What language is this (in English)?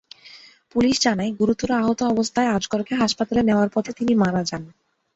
Bangla